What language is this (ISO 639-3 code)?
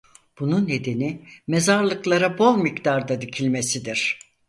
tur